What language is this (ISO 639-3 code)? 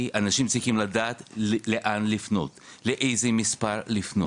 heb